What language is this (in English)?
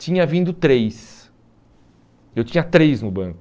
Portuguese